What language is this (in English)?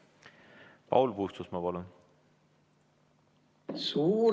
Estonian